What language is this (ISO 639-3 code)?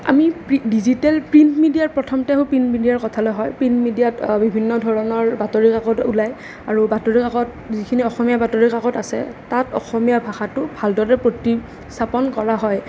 asm